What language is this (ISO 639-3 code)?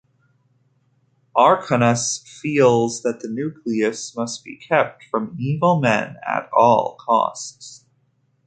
eng